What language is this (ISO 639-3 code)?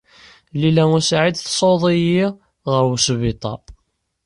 kab